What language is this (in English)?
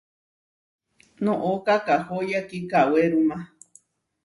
Huarijio